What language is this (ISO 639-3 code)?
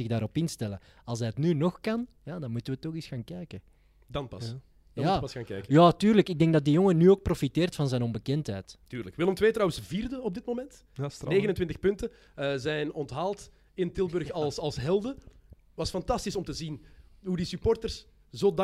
nld